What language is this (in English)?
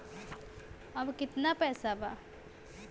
Bhojpuri